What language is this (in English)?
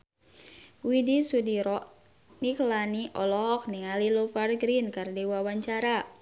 Sundanese